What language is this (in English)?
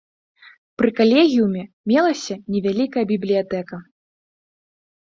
Belarusian